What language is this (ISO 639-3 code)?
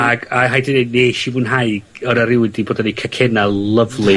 cym